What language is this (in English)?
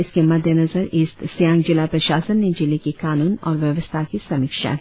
Hindi